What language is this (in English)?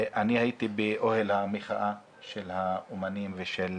Hebrew